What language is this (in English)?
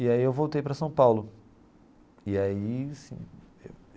Portuguese